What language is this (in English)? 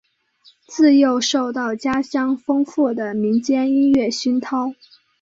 Chinese